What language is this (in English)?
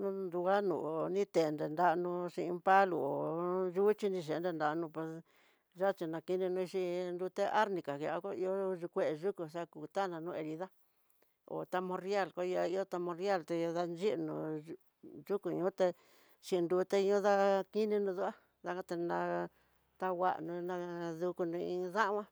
Tidaá Mixtec